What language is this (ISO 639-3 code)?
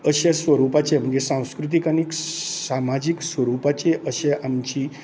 kok